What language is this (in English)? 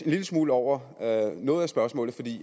Danish